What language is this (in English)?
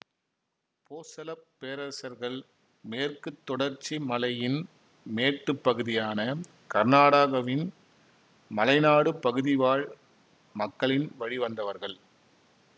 Tamil